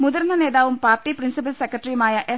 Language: Malayalam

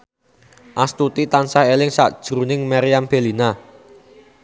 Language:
Javanese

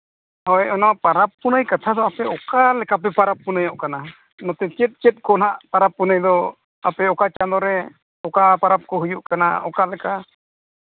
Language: Santali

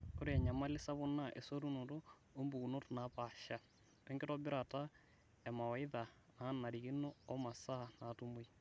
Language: Masai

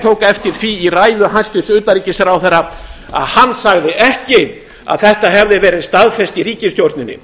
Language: Icelandic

